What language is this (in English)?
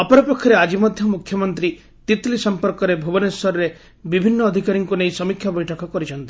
Odia